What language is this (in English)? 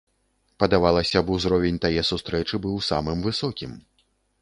Belarusian